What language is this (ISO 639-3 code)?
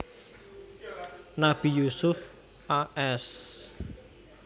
jav